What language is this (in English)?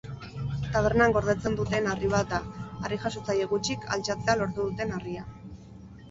Basque